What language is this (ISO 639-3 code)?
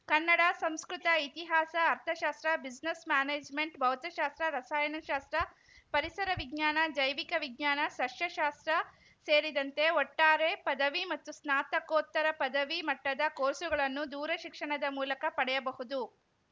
kan